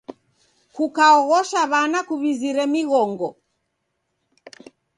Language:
Taita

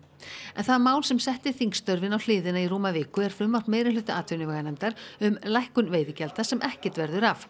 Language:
Icelandic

